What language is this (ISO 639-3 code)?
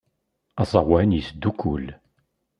kab